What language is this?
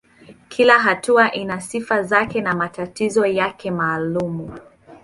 Swahili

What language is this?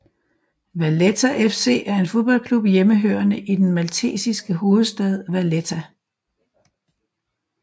Danish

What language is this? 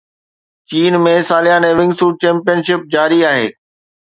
Sindhi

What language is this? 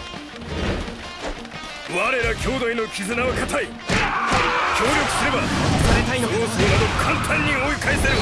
Japanese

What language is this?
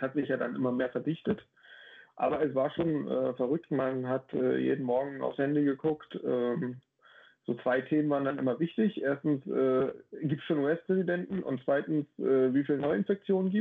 German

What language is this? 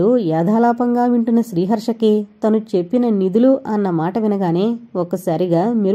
Telugu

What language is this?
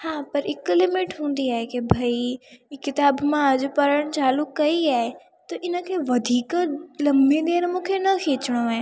Sindhi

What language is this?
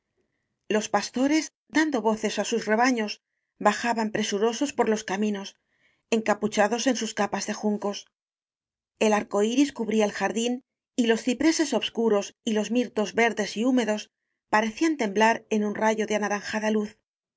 Spanish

